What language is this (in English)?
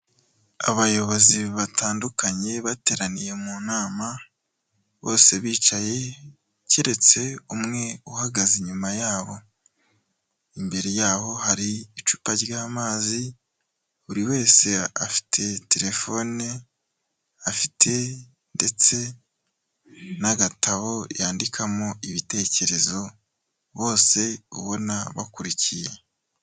Kinyarwanda